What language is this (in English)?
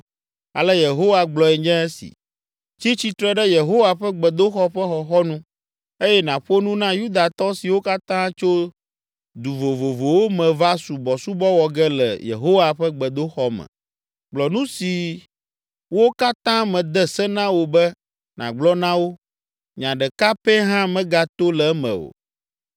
Ewe